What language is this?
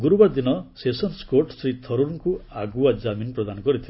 Odia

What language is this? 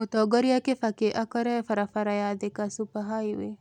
Kikuyu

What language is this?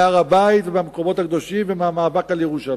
Hebrew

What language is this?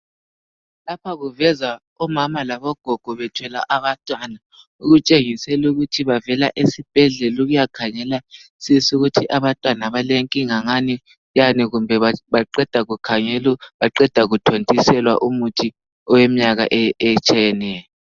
North Ndebele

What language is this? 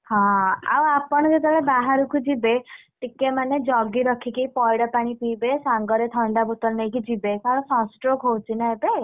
Odia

